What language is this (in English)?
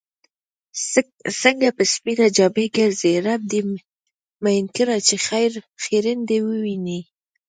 Pashto